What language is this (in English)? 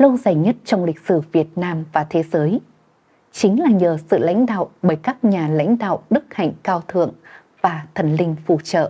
Vietnamese